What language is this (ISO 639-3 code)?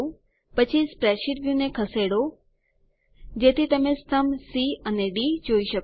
guj